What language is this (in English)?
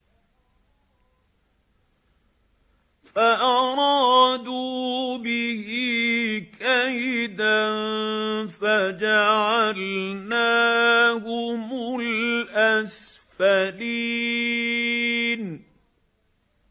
Arabic